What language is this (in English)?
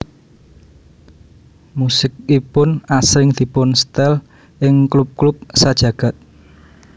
Javanese